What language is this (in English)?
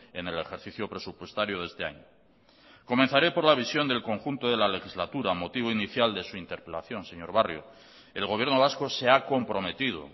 Spanish